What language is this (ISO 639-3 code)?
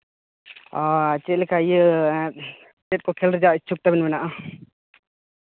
sat